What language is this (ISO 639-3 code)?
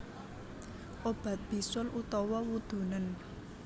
jav